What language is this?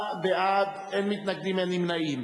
Hebrew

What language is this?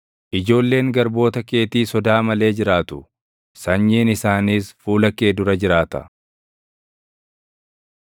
Oromo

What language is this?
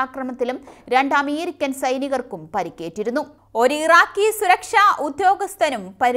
Malayalam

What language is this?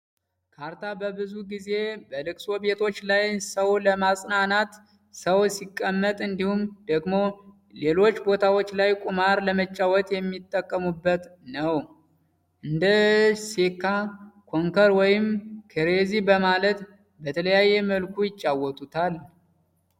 Amharic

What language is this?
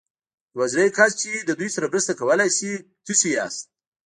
Pashto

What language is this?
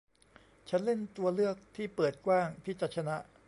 Thai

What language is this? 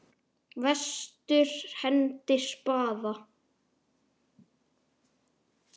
Icelandic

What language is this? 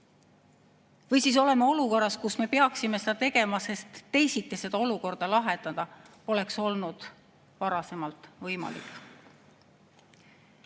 Estonian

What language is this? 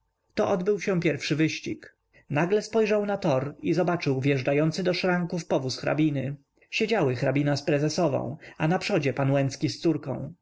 Polish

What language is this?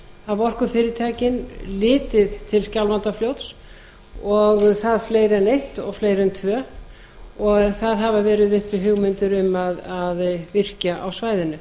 Icelandic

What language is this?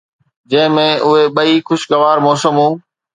Sindhi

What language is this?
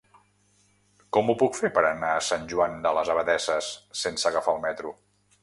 Catalan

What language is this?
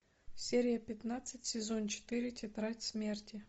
Russian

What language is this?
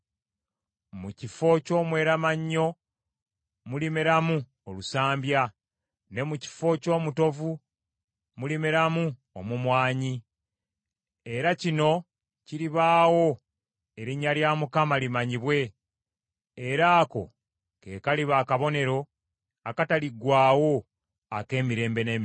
Ganda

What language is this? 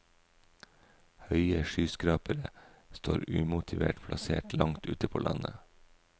Norwegian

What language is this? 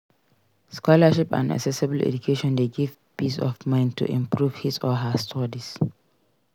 Nigerian Pidgin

